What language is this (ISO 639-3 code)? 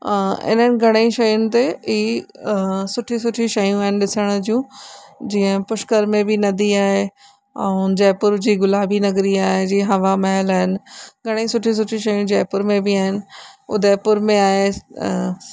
snd